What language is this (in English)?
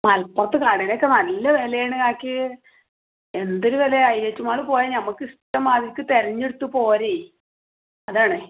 Malayalam